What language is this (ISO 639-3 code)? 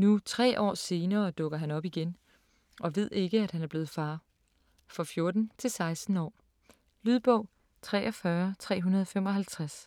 dan